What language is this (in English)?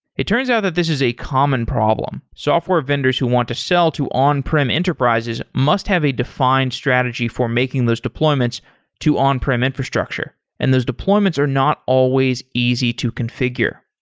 English